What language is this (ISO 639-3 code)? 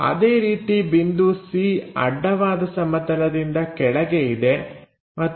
kan